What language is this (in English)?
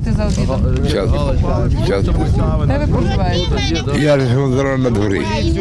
Ukrainian